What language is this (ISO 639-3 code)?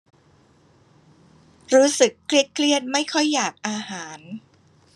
tha